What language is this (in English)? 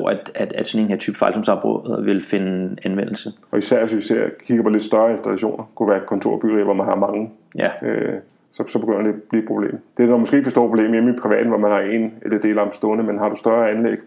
Danish